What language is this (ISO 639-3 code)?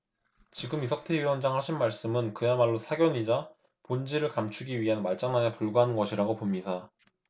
kor